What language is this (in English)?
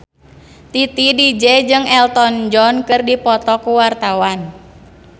Sundanese